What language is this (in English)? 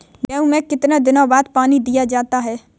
Hindi